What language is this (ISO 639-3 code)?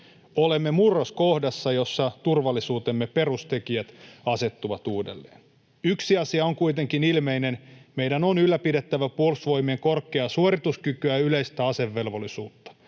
fin